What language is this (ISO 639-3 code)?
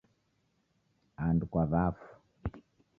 dav